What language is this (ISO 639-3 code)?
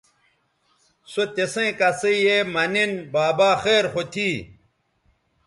btv